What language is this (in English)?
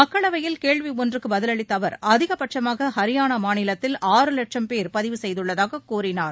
Tamil